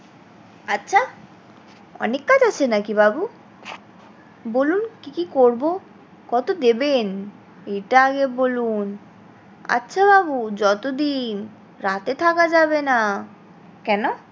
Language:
Bangla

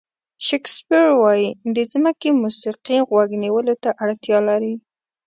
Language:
Pashto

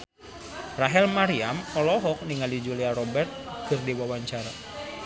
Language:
Sundanese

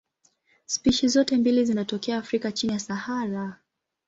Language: Swahili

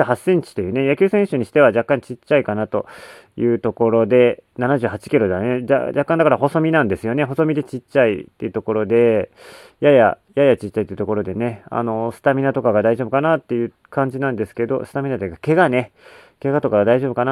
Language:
Japanese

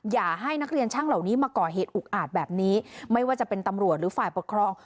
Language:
Thai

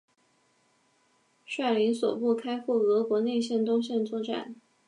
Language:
Chinese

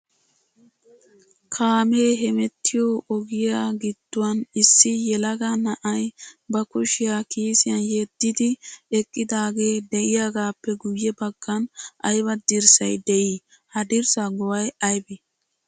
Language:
Wolaytta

